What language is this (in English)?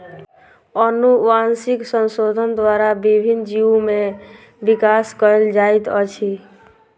Maithili